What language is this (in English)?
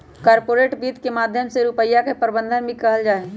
Magahi